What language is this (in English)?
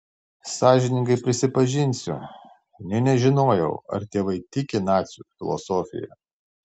Lithuanian